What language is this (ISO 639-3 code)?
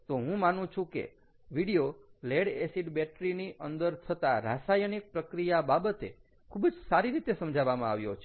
guj